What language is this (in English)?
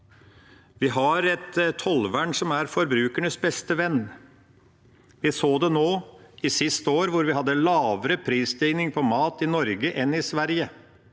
Norwegian